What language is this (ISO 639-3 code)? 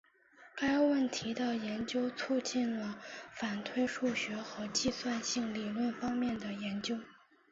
zho